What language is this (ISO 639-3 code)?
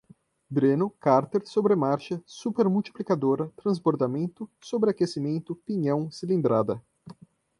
por